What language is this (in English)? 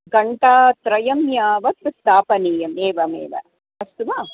Sanskrit